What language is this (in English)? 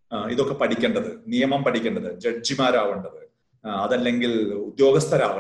Malayalam